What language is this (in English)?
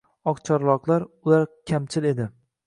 Uzbek